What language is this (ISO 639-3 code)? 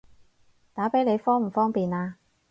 yue